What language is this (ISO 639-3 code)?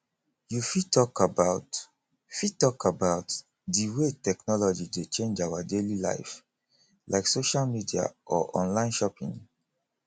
pcm